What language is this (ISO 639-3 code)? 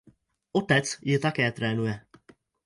ces